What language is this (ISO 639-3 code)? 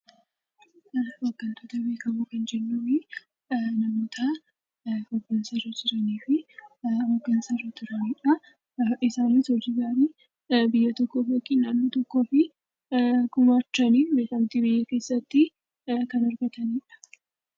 orm